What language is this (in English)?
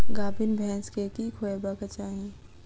Maithili